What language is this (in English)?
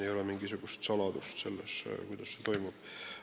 Estonian